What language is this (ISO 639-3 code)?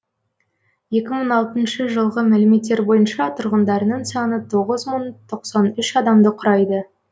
kaz